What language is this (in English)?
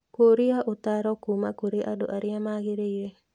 Kikuyu